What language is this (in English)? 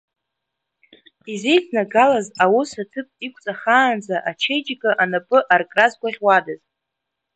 Abkhazian